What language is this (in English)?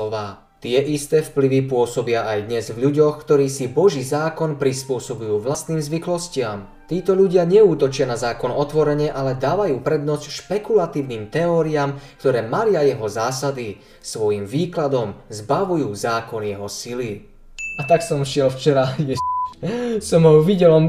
Slovak